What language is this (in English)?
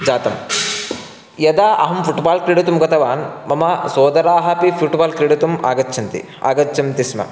Sanskrit